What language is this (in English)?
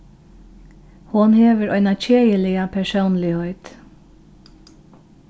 Faroese